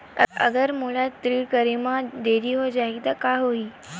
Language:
Chhattisgarhi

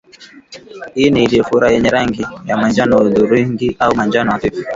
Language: Swahili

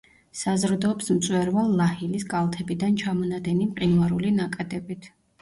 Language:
Georgian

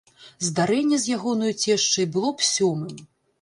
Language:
Belarusian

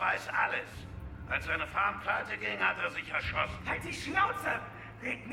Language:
German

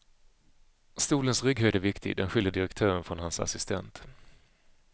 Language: Swedish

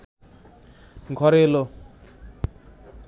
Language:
Bangla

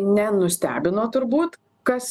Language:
Lithuanian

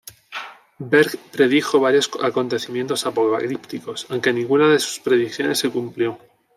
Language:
Spanish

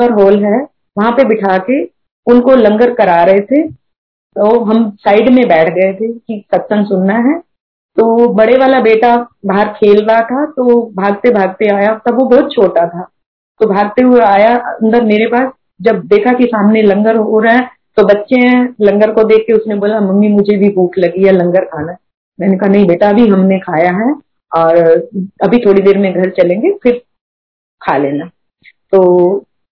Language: Hindi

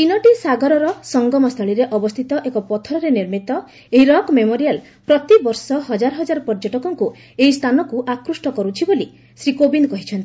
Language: Odia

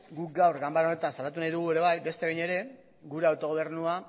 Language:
Basque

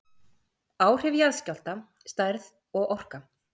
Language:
Icelandic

